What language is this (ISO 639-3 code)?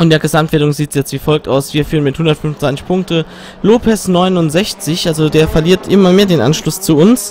deu